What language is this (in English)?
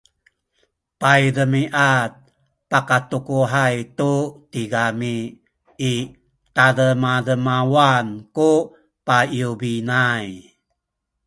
Sakizaya